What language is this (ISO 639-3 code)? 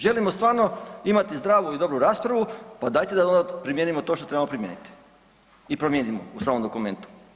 hrv